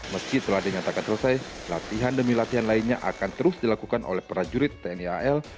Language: Indonesian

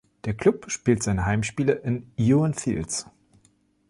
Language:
German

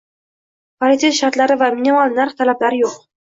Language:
Uzbek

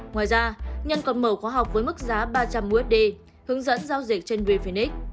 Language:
Vietnamese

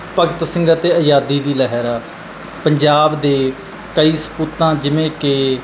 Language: Punjabi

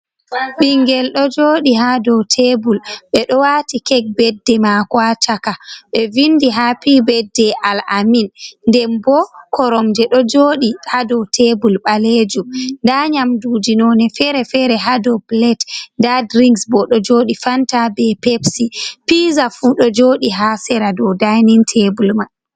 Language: Fula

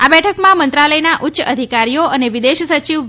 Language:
Gujarati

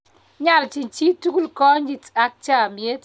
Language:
Kalenjin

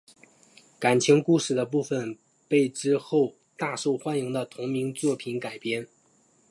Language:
Chinese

